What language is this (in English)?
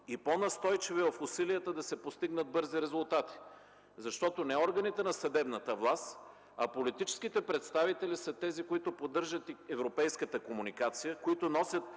Bulgarian